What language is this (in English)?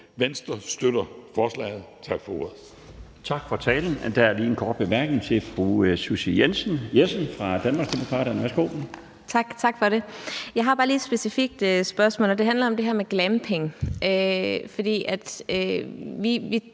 Danish